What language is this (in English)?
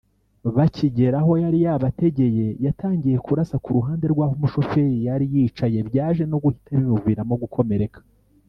Kinyarwanda